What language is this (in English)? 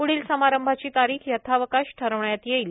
Marathi